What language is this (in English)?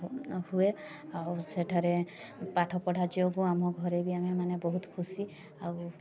Odia